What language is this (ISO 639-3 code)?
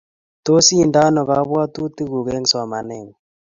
kln